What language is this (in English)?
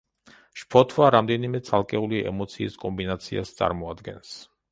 Georgian